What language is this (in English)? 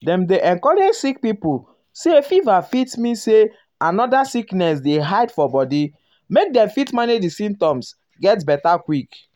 Nigerian Pidgin